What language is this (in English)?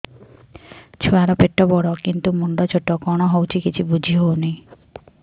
Odia